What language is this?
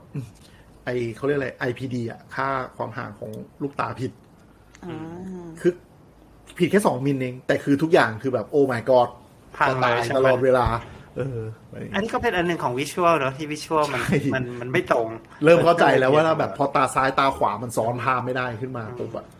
Thai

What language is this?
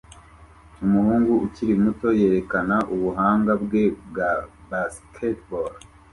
Kinyarwanda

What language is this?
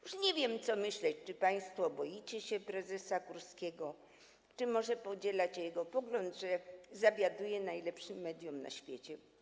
Polish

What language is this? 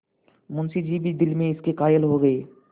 Hindi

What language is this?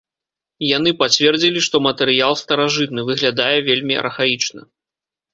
Belarusian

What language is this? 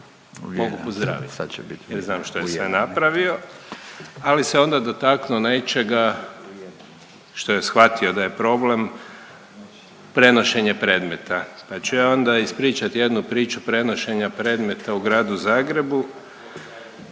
Croatian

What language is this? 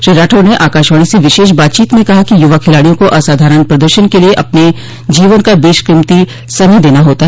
Hindi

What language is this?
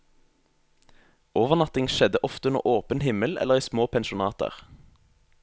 Norwegian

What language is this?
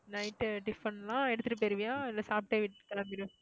Tamil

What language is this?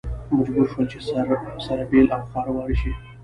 Pashto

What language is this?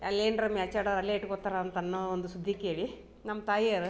Kannada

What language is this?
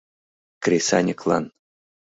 Mari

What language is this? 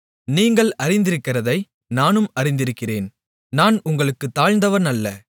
Tamil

